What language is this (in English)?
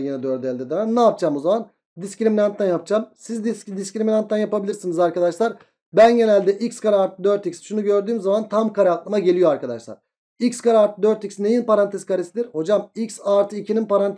Turkish